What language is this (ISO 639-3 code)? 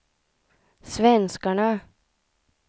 swe